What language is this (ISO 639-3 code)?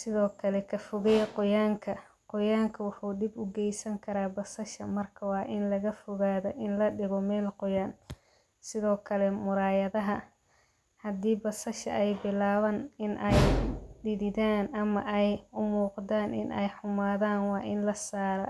som